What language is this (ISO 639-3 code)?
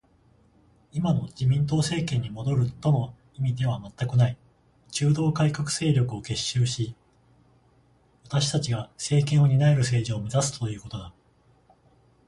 jpn